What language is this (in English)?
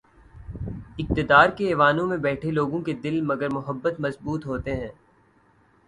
Urdu